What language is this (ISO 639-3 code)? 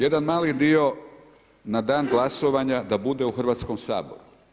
hrv